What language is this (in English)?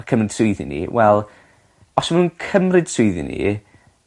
Welsh